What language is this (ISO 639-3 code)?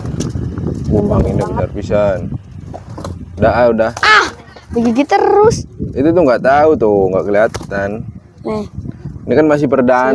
ind